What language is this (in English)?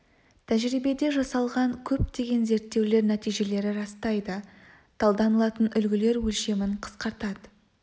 Kazakh